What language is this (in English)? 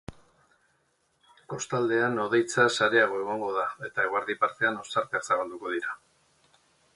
Basque